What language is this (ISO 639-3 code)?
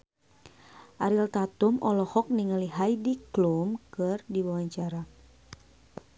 sun